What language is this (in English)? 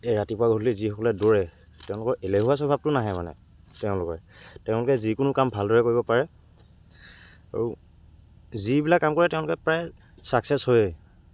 Assamese